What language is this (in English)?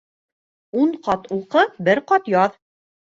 Bashkir